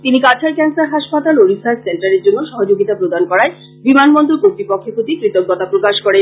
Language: Bangla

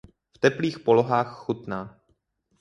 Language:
Czech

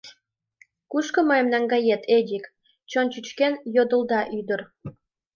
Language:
Mari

